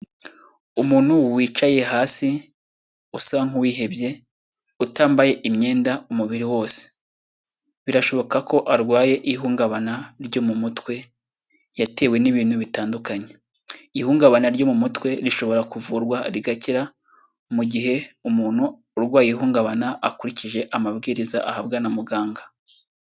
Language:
Kinyarwanda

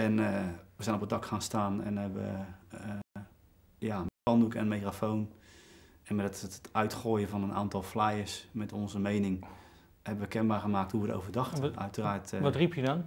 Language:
Dutch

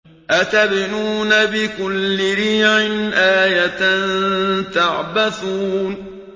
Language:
Arabic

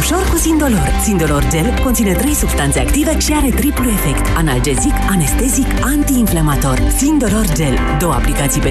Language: Romanian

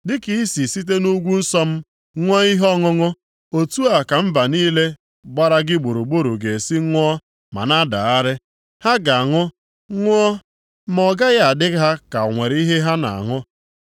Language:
Igbo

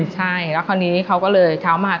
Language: Thai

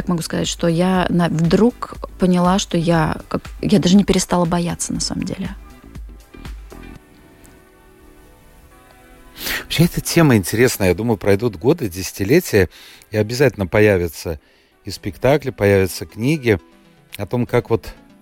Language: Russian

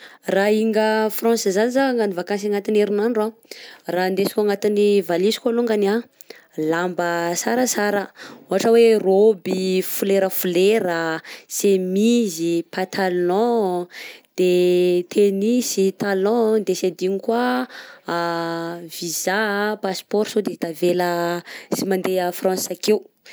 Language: Southern Betsimisaraka Malagasy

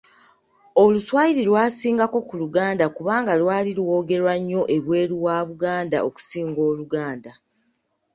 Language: Ganda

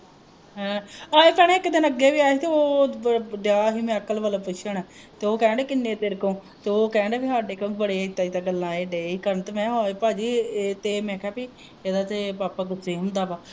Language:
Punjabi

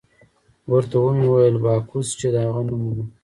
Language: Pashto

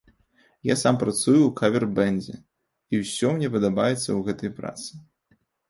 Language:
Belarusian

